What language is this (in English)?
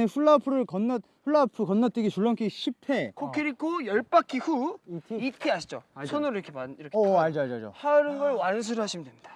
Korean